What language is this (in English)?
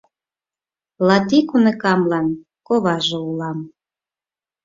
Mari